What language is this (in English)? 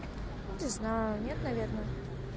Russian